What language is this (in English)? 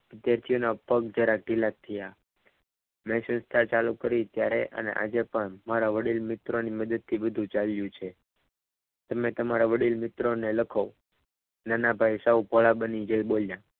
Gujarati